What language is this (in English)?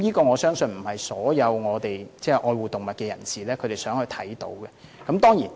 Cantonese